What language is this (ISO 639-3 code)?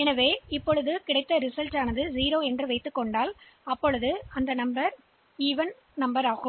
tam